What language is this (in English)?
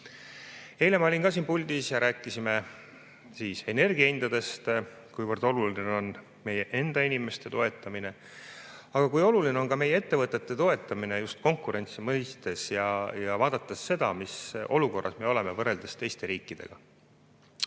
Estonian